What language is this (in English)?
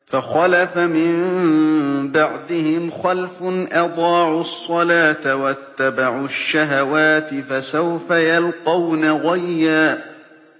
Arabic